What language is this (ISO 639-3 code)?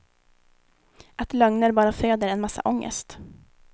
swe